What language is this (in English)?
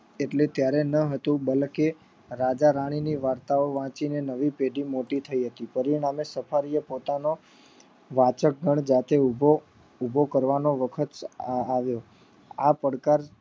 Gujarati